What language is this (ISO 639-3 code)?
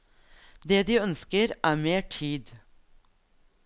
nor